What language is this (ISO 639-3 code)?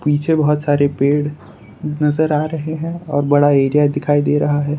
hin